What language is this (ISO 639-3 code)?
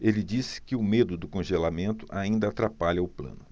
por